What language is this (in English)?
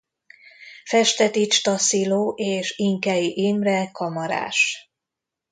Hungarian